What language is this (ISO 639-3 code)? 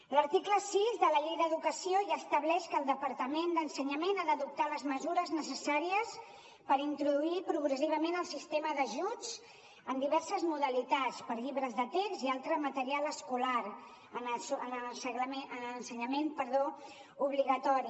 cat